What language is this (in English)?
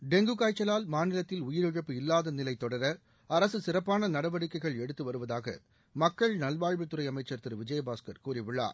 Tamil